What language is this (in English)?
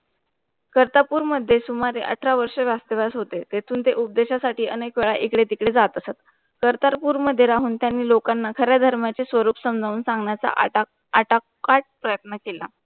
Marathi